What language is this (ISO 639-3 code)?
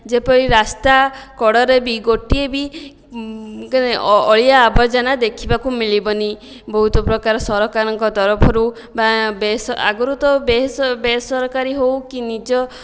ori